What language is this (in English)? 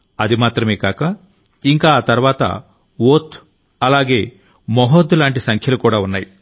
Telugu